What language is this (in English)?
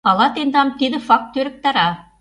Mari